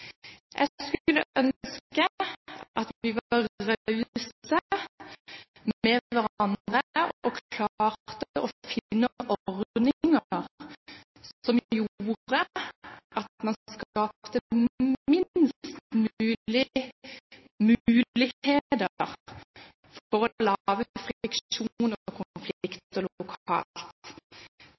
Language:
Norwegian Bokmål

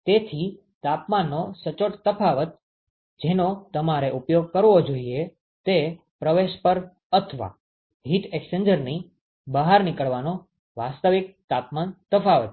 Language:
Gujarati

